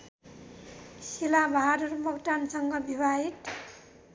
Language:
Nepali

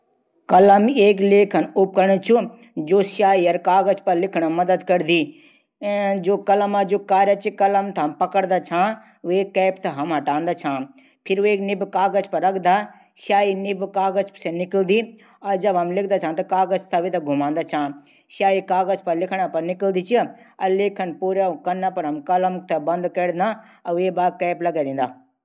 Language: Garhwali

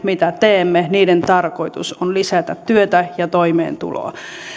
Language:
Finnish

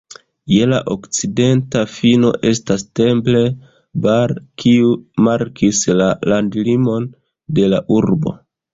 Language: Esperanto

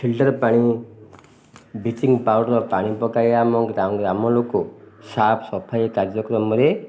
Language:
Odia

